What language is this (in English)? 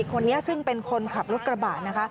Thai